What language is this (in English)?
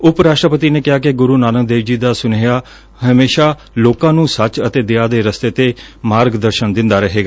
Punjabi